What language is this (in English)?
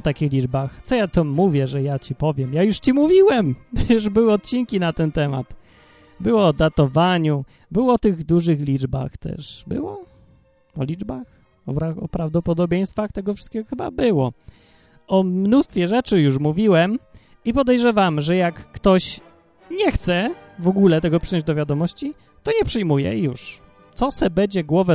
Polish